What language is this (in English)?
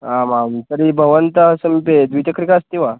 Sanskrit